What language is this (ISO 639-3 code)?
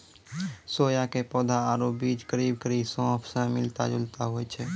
mai